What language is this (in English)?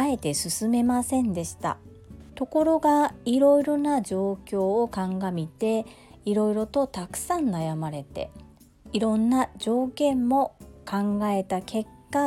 Japanese